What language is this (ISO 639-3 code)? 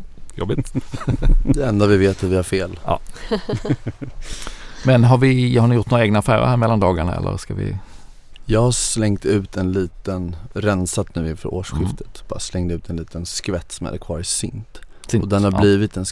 swe